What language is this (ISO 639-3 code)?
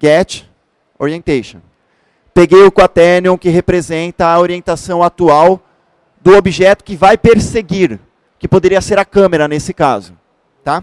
por